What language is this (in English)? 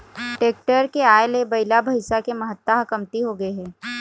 Chhattisgarhi